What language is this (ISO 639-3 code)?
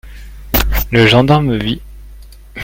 fra